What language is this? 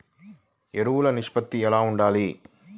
Telugu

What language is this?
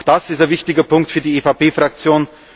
German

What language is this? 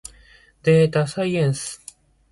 Japanese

